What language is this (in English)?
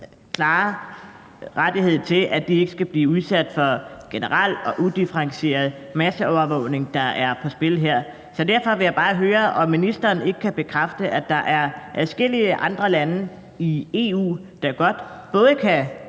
Danish